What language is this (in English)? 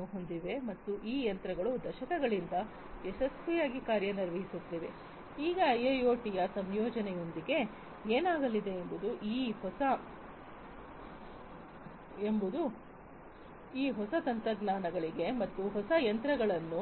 Kannada